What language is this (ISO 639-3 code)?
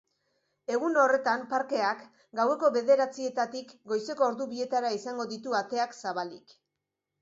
eus